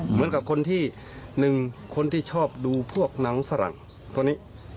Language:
Thai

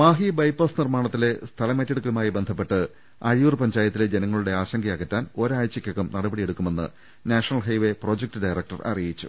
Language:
Malayalam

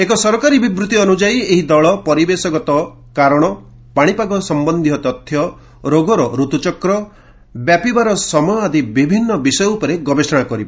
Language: Odia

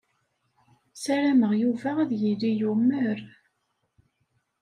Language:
Kabyle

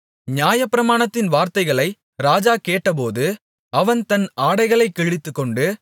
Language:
Tamil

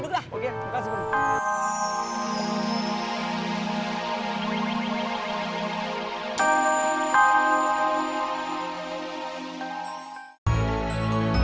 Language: Indonesian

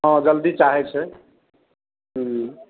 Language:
Maithili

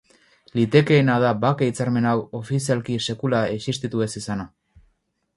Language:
Basque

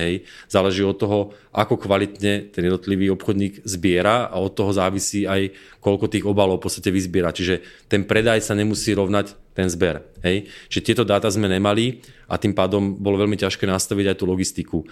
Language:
Czech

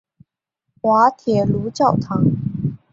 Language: Chinese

